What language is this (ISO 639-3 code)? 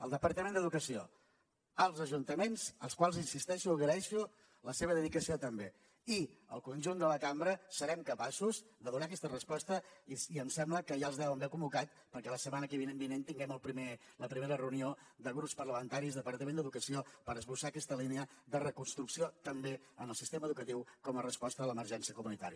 cat